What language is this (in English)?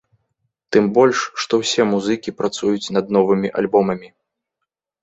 Belarusian